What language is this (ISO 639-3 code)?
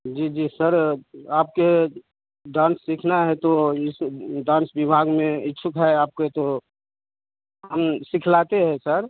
hin